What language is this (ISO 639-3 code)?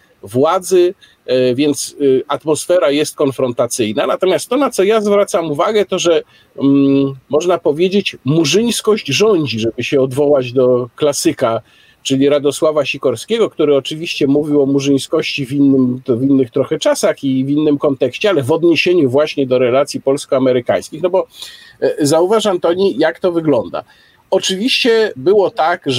pol